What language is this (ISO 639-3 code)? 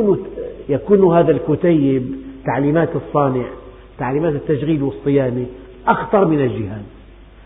ara